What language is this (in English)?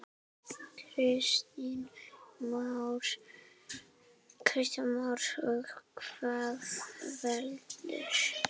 Icelandic